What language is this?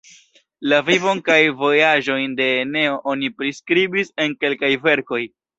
Esperanto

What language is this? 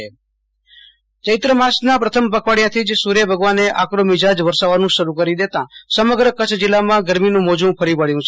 Gujarati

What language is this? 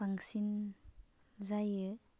Bodo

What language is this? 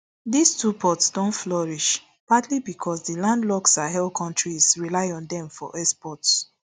Nigerian Pidgin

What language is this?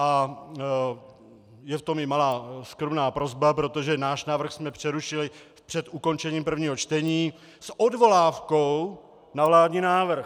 Czech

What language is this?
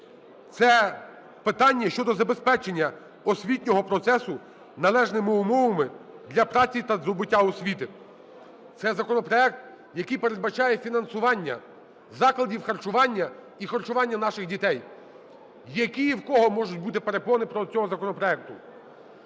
Ukrainian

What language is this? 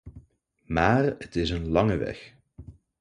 Dutch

